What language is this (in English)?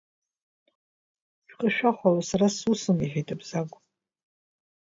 Abkhazian